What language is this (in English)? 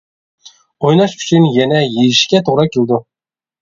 Uyghur